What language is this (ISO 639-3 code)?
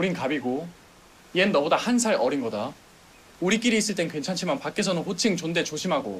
kor